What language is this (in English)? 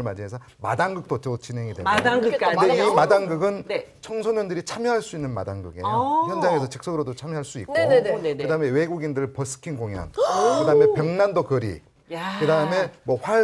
Korean